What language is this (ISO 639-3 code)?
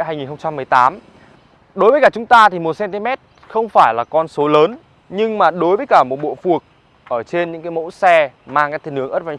vie